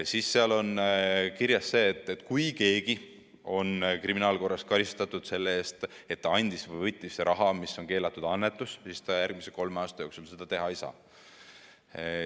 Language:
Estonian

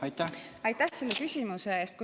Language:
Estonian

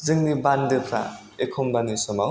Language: Bodo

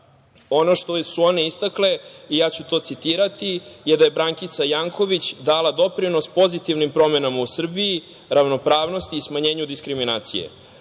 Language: Serbian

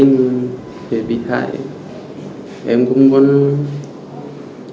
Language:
Vietnamese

